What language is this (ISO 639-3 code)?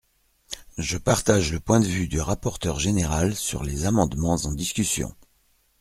fra